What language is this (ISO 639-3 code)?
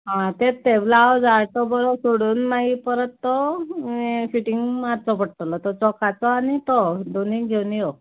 kok